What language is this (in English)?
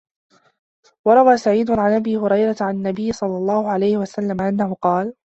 Arabic